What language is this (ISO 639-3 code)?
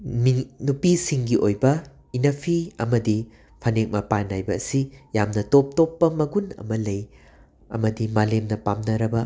mni